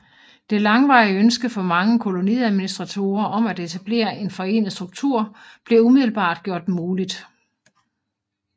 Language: Danish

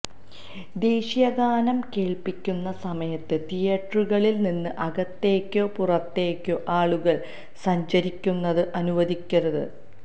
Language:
Malayalam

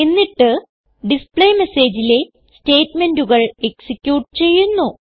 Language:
Malayalam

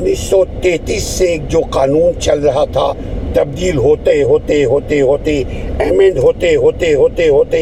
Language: Urdu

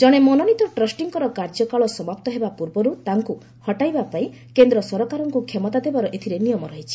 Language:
Odia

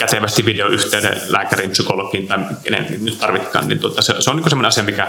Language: Finnish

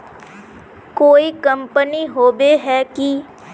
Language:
Magahi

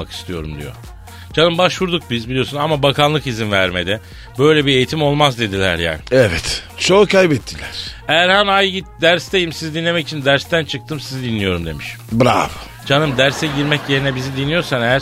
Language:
Turkish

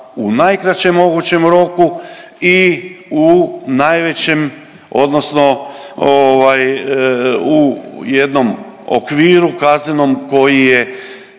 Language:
Croatian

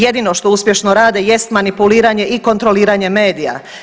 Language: Croatian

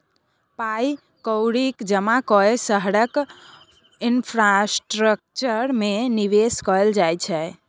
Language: Maithili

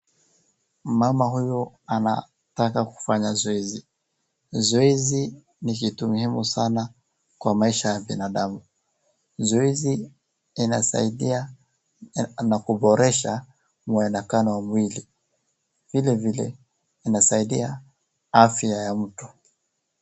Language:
Swahili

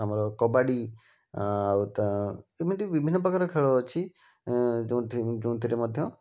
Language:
Odia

